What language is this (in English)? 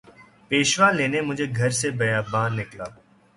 Urdu